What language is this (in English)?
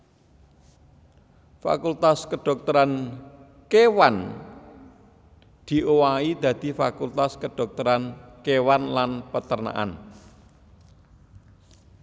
Javanese